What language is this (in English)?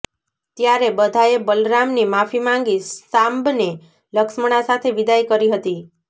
Gujarati